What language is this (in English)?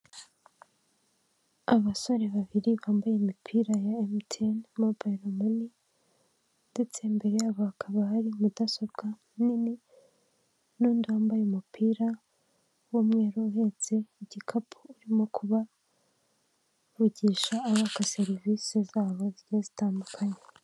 Kinyarwanda